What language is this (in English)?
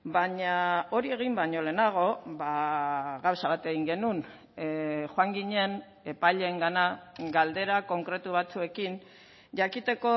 Basque